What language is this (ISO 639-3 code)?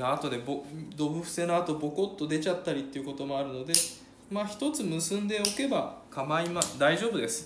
jpn